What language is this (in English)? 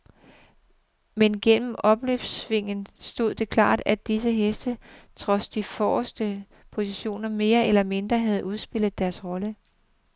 Danish